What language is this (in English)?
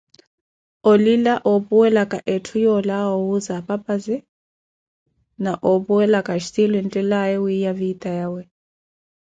Koti